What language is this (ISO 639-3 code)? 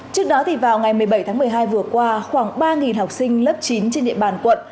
vie